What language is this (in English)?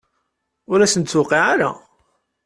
Kabyle